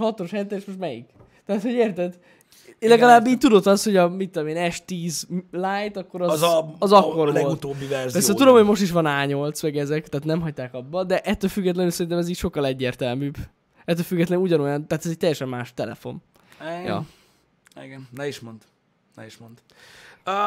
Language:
Hungarian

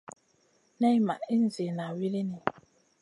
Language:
Masana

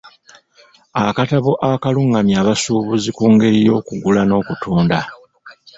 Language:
Ganda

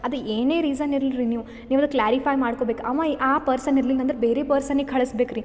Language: Kannada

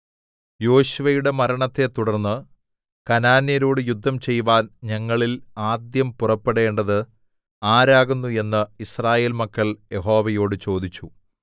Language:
Malayalam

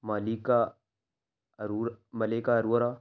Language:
Urdu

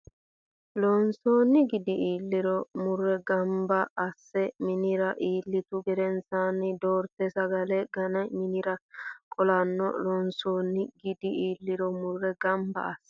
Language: Sidamo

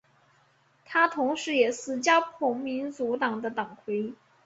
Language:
Chinese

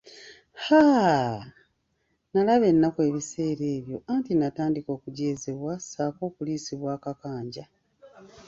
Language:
Ganda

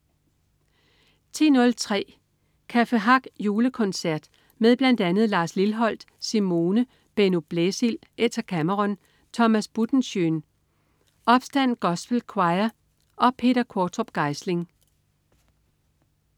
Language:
Danish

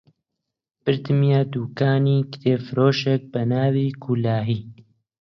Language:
Central Kurdish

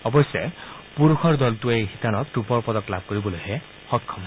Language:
Assamese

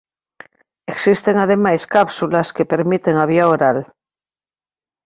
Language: Galician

